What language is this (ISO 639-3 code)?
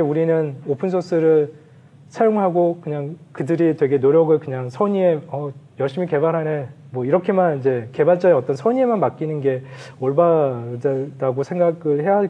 kor